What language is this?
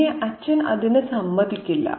Malayalam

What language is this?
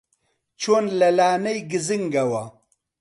Central Kurdish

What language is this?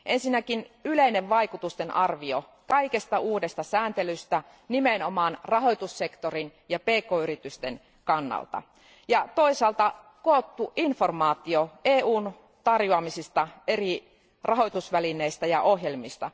Finnish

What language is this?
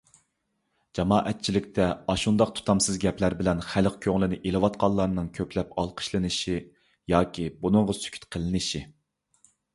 Uyghur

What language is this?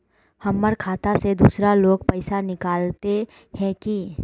Magahi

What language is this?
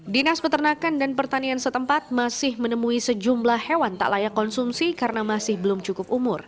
Indonesian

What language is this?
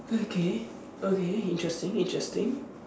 English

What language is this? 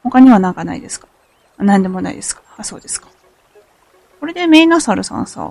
Japanese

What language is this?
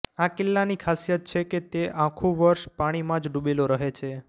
Gujarati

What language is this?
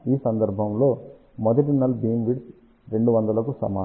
Telugu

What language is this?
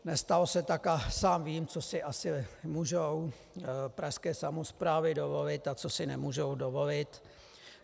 Czech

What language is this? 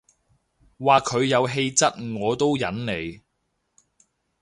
Cantonese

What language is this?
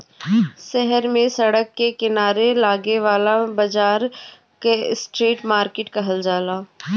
Bhojpuri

